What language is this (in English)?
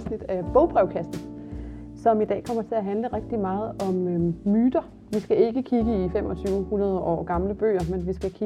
Danish